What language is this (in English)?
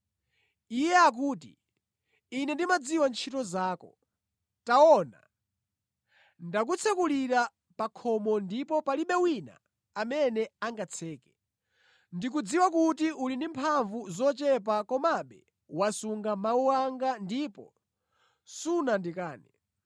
Nyanja